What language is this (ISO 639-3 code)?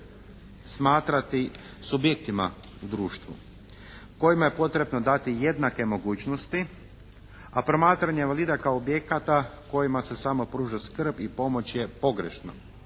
hrv